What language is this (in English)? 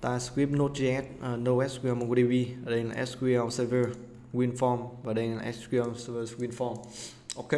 Vietnamese